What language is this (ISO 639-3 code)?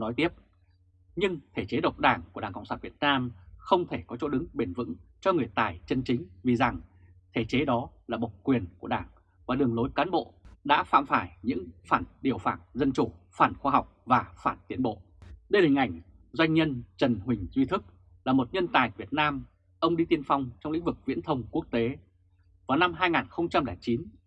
vie